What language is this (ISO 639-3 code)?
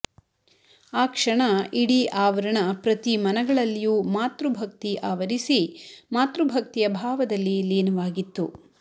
kan